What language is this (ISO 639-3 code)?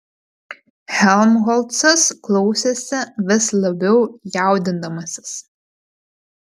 lit